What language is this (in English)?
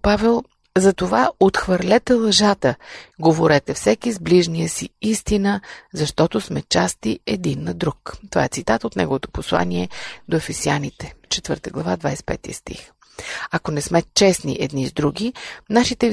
Bulgarian